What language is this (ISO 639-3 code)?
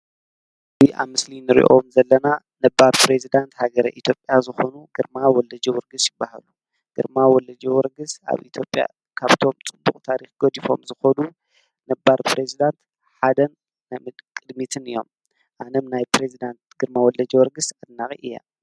tir